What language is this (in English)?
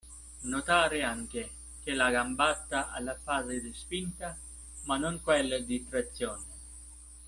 Italian